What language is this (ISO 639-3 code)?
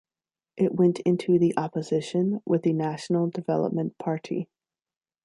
eng